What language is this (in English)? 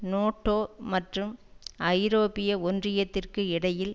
Tamil